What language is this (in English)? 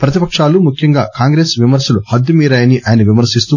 Telugu